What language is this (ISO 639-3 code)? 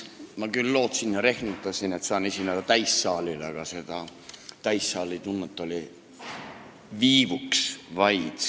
est